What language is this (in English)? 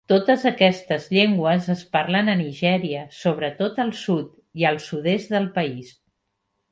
Catalan